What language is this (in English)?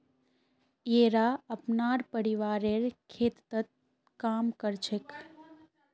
Magahi